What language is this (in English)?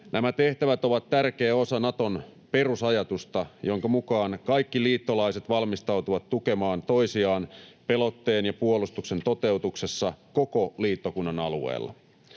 Finnish